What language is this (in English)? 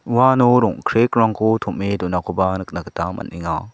Garo